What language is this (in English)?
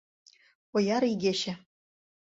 Mari